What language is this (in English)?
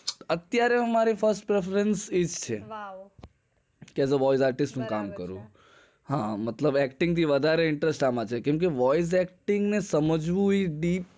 Gujarati